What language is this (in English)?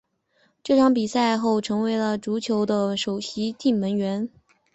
Chinese